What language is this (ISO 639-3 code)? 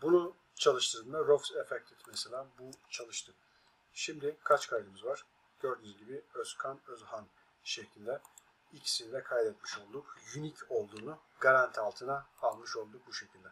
tur